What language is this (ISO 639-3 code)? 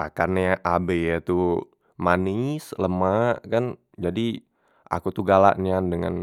mui